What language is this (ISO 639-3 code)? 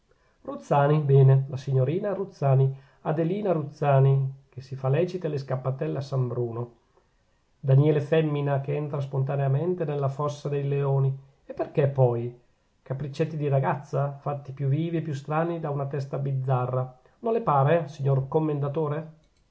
ita